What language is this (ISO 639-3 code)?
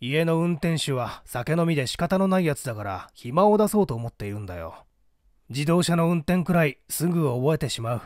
jpn